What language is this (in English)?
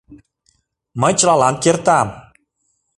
Mari